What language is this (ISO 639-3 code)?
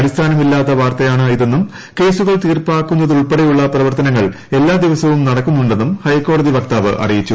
mal